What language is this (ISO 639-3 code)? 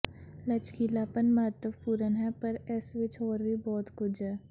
pan